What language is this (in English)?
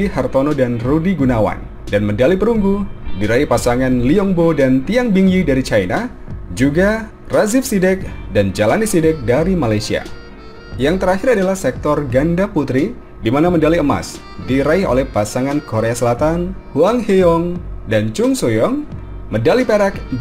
Indonesian